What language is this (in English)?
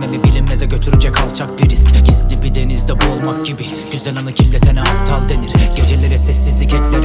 Turkish